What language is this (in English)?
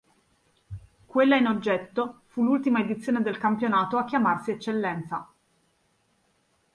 Italian